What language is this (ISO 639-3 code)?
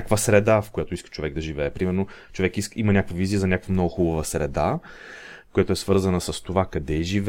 bul